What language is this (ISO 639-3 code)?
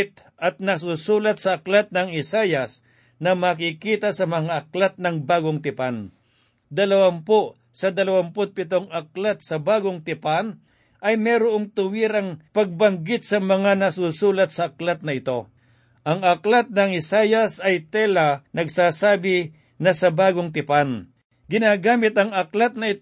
fil